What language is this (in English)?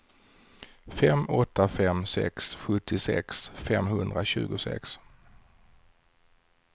Swedish